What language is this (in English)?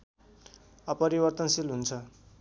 Nepali